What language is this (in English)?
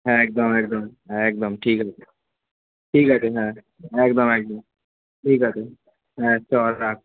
Bangla